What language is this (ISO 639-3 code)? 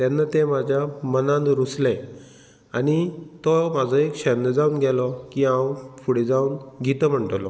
kok